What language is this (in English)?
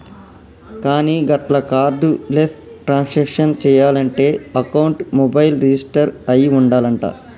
Telugu